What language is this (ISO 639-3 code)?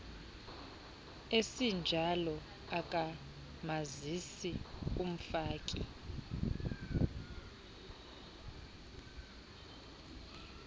xho